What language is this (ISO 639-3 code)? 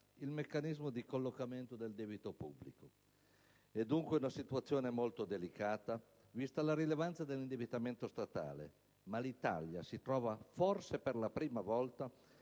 ita